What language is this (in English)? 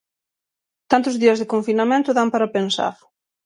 Galician